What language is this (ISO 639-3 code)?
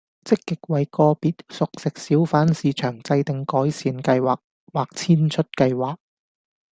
yue